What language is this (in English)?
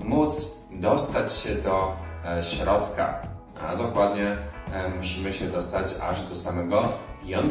Polish